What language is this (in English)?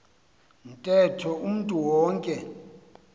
Xhosa